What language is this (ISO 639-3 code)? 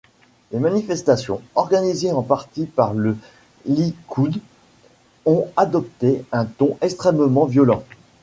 fra